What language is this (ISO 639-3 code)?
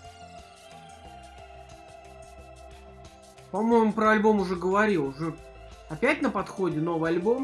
rus